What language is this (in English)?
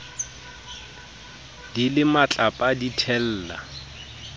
Southern Sotho